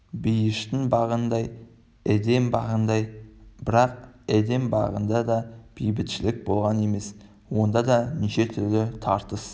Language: Kazakh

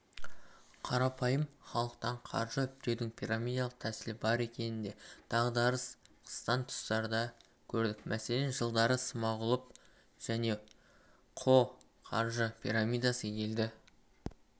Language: Kazakh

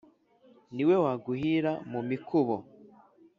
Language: Kinyarwanda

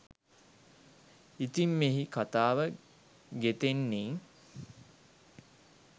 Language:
Sinhala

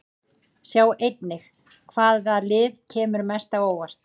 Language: Icelandic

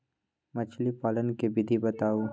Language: Magahi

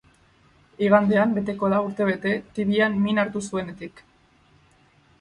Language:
Basque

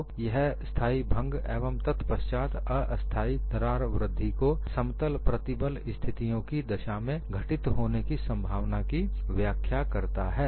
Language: Hindi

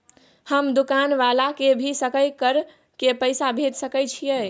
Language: Maithili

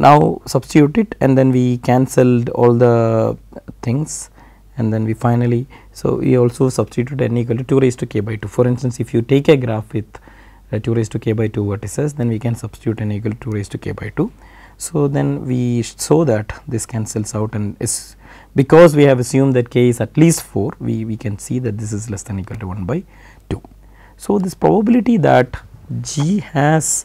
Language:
English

